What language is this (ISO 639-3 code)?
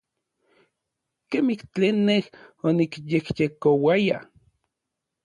nlv